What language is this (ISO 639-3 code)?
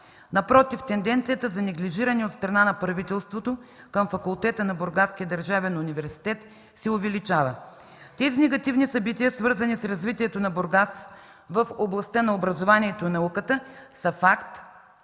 bul